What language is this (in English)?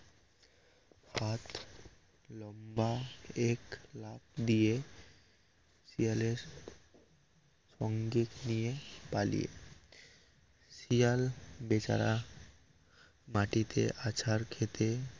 Bangla